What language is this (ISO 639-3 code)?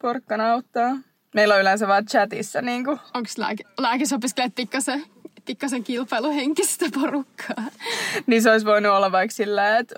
fin